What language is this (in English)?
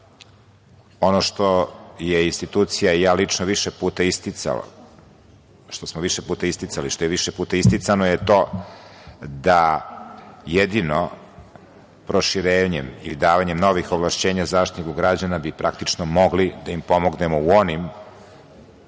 Serbian